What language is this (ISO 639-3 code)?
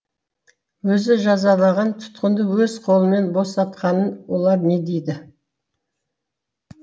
kaz